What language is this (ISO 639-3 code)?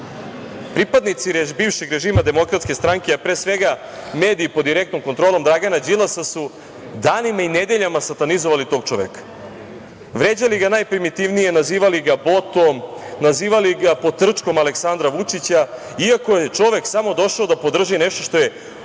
srp